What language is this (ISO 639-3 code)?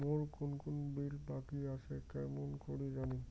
ben